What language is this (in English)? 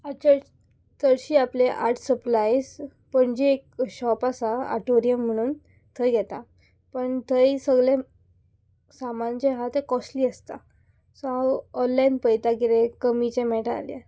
Konkani